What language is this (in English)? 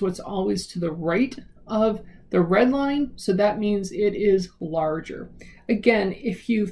English